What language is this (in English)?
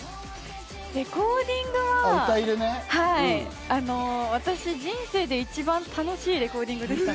Japanese